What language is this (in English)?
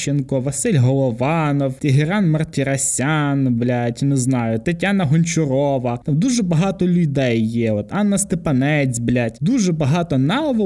Ukrainian